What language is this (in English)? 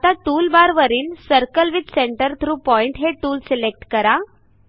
Marathi